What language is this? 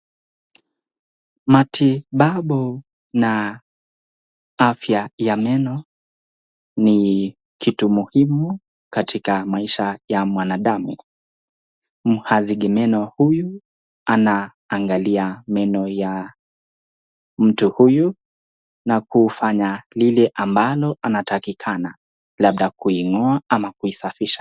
Swahili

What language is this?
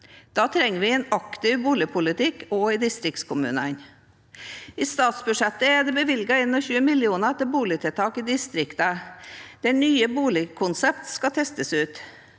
Norwegian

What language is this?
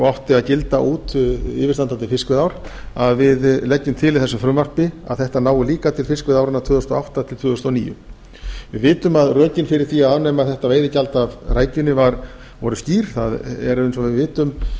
Icelandic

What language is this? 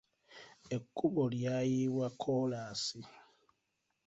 Ganda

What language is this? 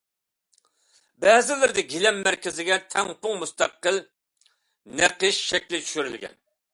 Uyghur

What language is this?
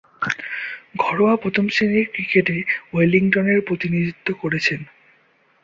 Bangla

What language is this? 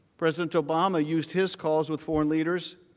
English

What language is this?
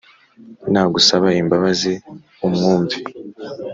Kinyarwanda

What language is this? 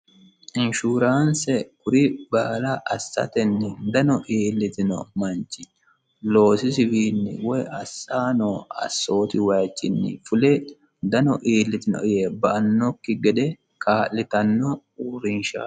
Sidamo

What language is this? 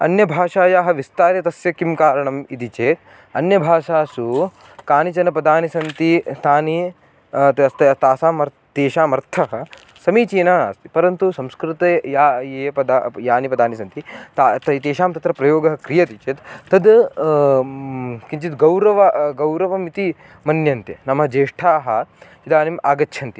Sanskrit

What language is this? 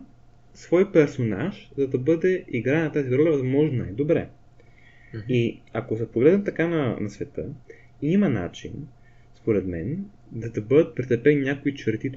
Bulgarian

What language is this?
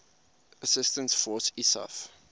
English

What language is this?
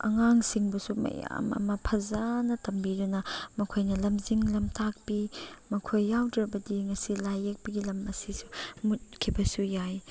Manipuri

